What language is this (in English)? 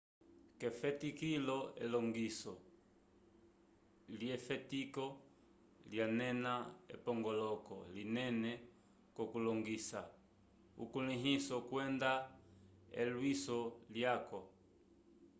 Umbundu